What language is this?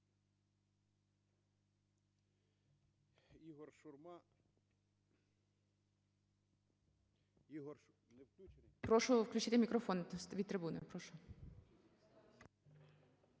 Ukrainian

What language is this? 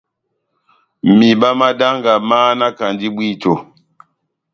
Batanga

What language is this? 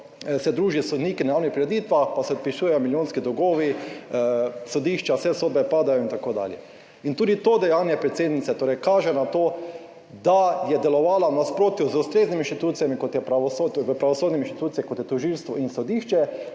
Slovenian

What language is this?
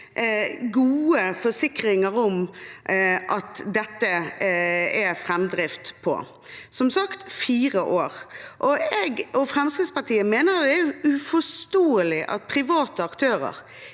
Norwegian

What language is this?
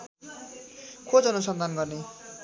Nepali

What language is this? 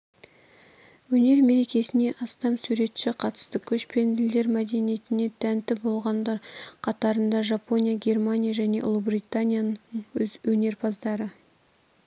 Kazakh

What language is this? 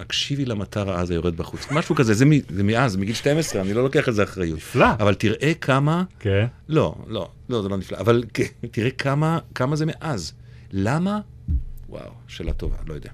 Hebrew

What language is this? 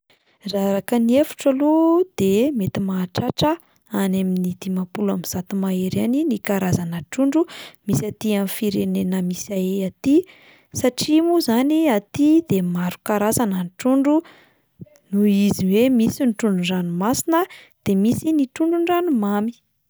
Malagasy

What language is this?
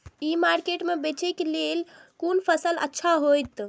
Maithili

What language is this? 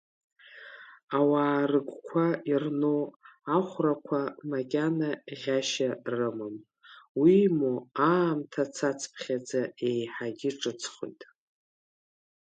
Abkhazian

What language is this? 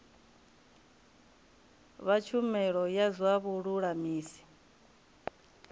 Venda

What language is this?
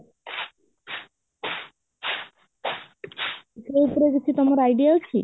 Odia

